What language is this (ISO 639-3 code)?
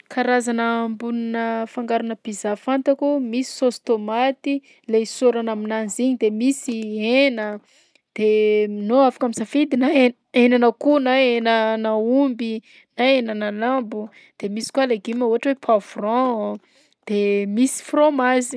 bzc